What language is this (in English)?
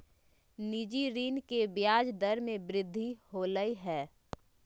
Magahi